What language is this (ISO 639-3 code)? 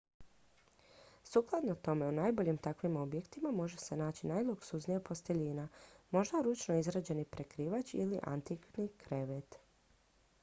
hrv